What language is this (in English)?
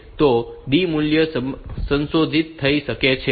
Gujarati